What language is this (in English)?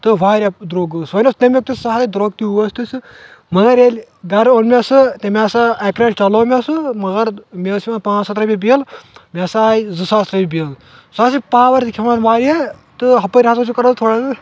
Kashmiri